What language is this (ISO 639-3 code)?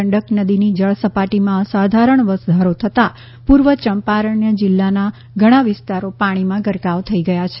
guj